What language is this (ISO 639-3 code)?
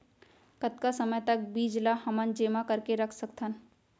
hne